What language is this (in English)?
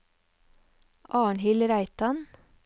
Norwegian